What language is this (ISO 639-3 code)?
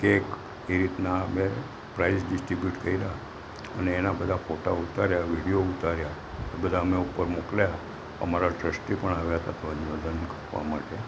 guj